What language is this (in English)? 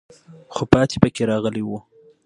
Pashto